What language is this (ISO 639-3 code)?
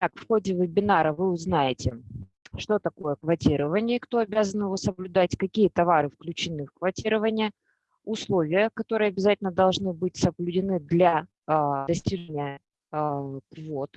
rus